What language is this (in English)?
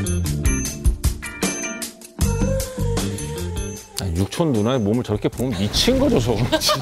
Korean